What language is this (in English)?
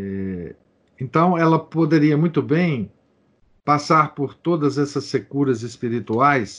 Portuguese